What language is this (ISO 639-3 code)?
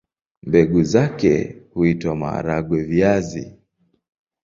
swa